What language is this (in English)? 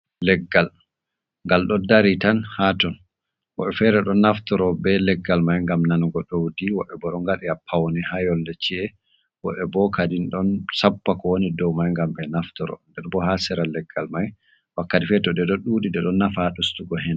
Fula